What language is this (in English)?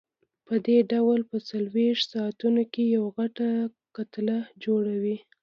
Pashto